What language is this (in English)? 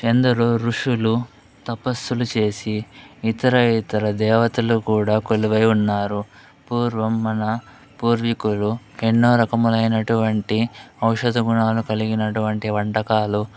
Telugu